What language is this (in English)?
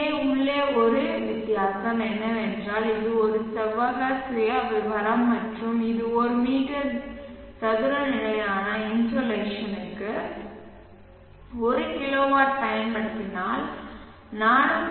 Tamil